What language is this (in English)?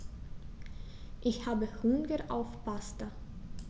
German